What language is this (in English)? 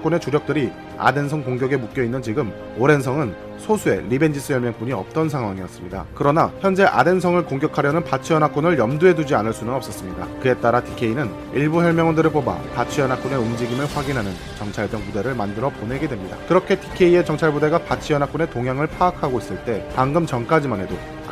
Korean